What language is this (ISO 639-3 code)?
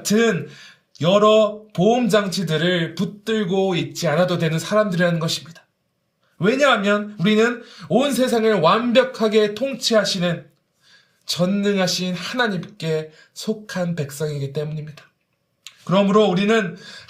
kor